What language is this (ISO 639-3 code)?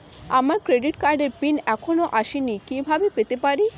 ben